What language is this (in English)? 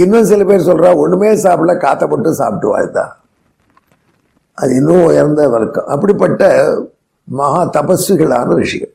Tamil